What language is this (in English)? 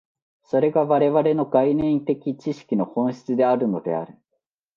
Japanese